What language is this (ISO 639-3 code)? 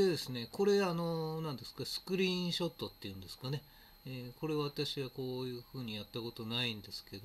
jpn